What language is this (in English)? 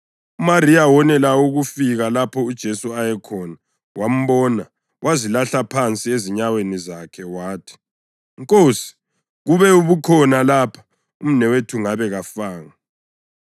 North Ndebele